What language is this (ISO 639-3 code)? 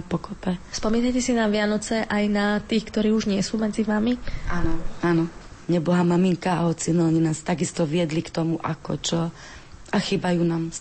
slk